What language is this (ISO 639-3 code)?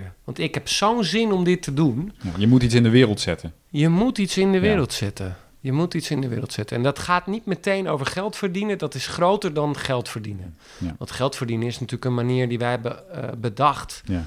nld